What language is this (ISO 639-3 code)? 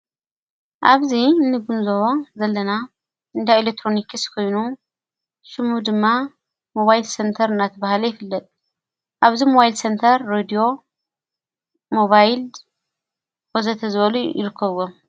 tir